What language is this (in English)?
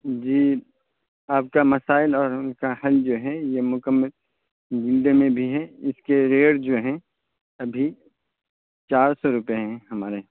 Urdu